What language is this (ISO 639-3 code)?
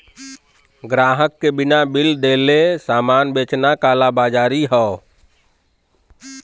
bho